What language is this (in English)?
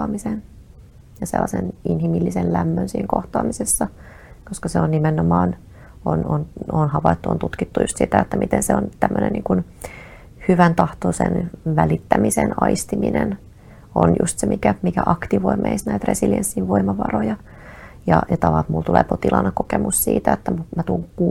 Finnish